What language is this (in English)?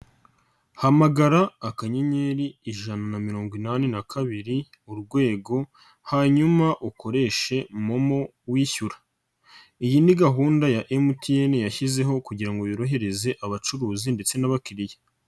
Kinyarwanda